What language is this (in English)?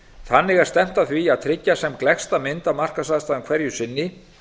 Icelandic